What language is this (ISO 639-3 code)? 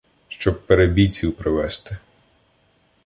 ukr